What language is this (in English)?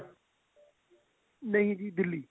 Punjabi